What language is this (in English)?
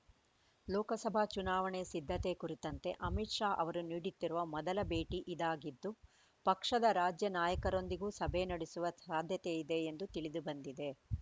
Kannada